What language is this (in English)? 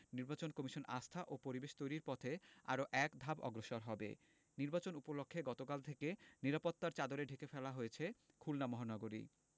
Bangla